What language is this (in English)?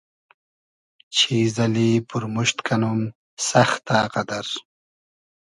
Hazaragi